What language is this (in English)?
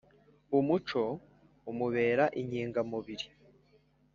Kinyarwanda